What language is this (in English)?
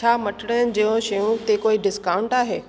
Sindhi